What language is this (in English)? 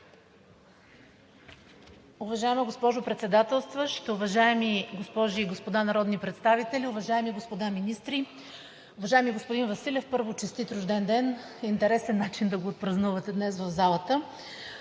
Bulgarian